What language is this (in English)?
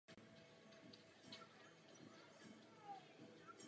Czech